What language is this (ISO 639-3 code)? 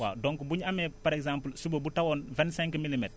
wol